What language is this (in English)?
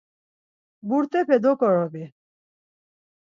Laz